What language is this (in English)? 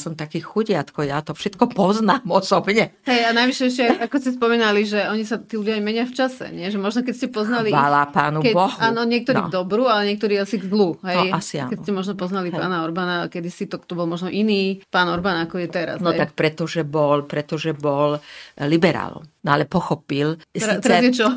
Slovak